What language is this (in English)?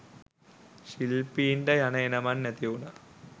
Sinhala